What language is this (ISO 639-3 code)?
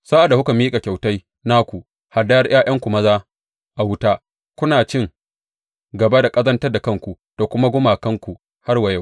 hau